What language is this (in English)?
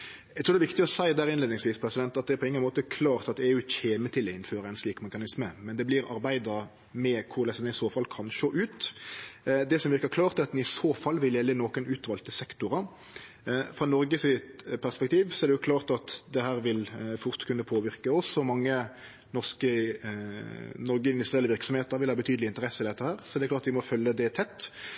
Norwegian Nynorsk